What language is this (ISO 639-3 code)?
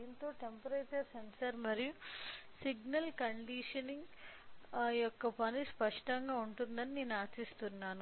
tel